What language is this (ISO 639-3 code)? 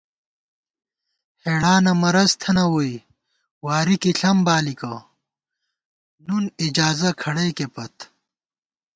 gwt